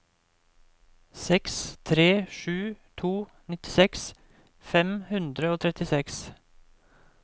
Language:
Norwegian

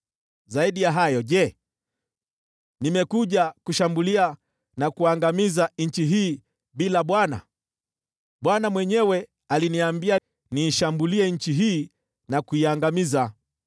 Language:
Swahili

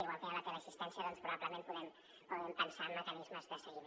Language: Catalan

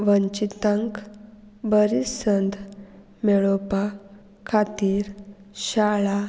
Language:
Konkani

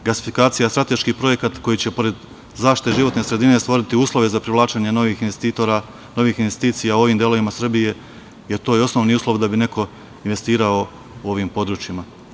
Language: Serbian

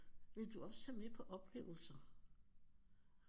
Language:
Danish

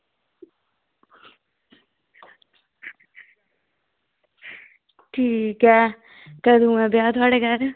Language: Dogri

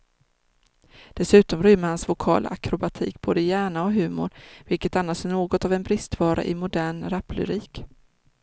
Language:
Swedish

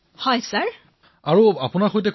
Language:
Assamese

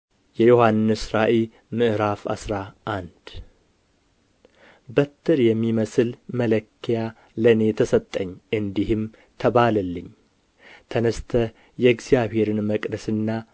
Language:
Amharic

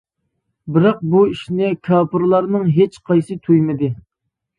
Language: Uyghur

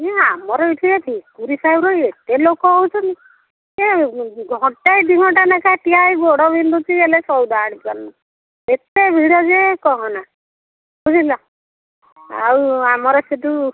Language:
Odia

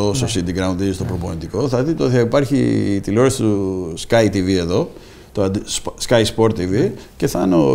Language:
Greek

